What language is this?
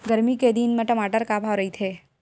Chhattisgarhi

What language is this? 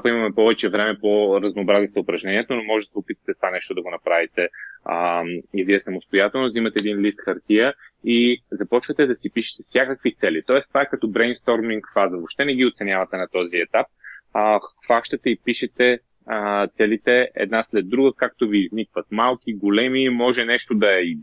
Bulgarian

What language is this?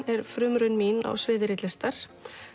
Icelandic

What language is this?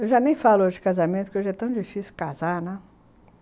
Portuguese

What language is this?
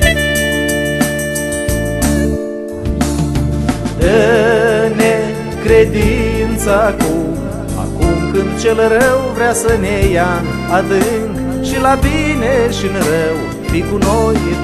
Romanian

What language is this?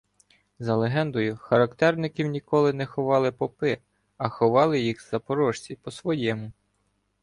Ukrainian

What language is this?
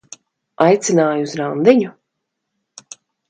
Latvian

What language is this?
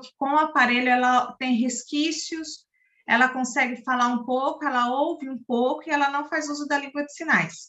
Portuguese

